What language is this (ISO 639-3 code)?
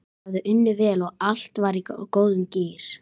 isl